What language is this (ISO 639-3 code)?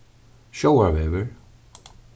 fao